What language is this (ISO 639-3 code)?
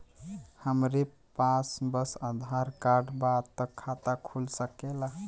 bho